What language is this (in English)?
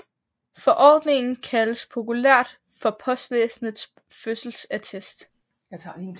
Danish